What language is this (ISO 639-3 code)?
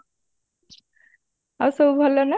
ori